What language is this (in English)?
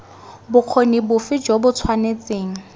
Tswana